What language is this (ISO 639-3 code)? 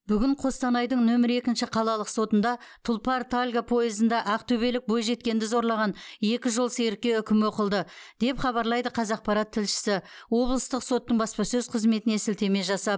kaz